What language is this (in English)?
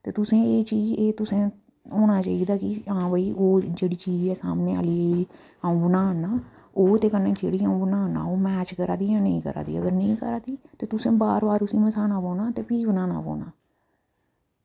Dogri